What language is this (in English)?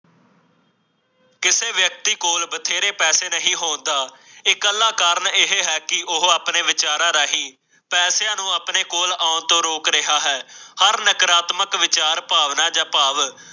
Punjabi